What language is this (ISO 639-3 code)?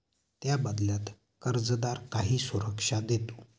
mar